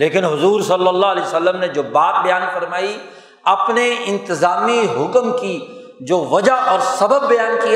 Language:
Urdu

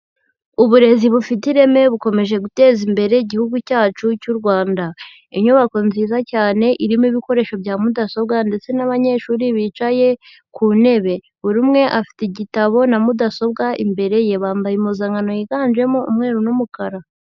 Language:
Kinyarwanda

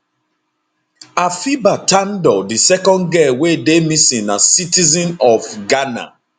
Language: Nigerian Pidgin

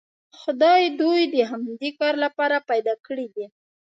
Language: Pashto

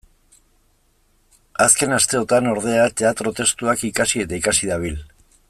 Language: Basque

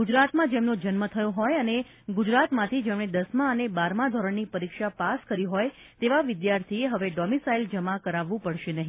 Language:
Gujarati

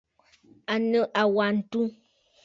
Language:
Bafut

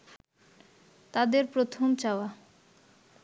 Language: Bangla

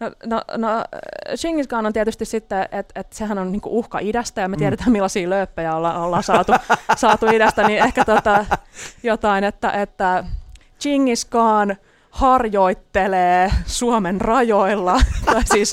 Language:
Finnish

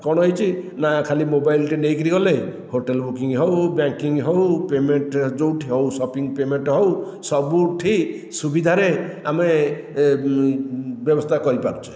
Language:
Odia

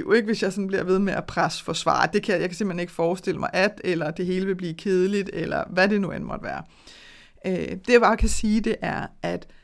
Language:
Danish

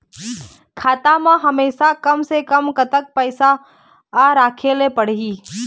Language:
Chhattisgarhi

